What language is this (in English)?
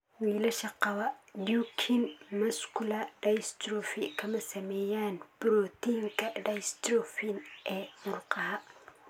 Somali